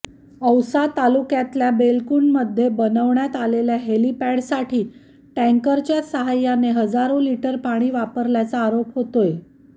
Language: Marathi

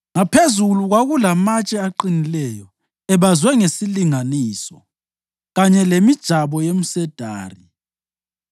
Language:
North Ndebele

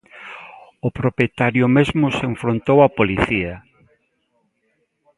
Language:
Galician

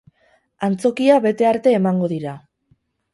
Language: Basque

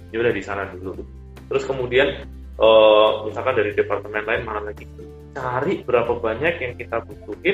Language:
Indonesian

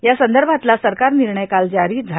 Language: Marathi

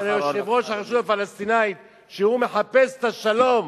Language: Hebrew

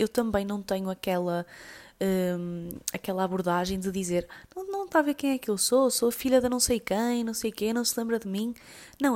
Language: Portuguese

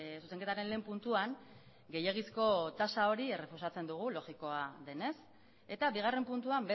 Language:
Basque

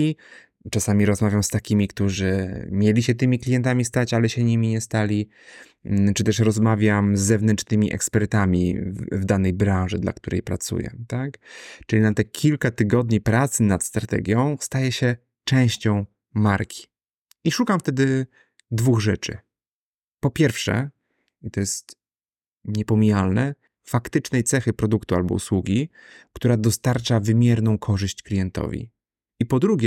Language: Polish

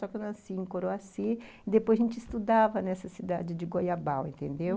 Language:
Portuguese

